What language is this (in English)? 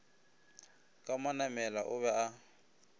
Northern Sotho